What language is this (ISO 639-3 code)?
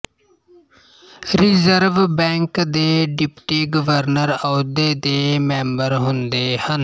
pan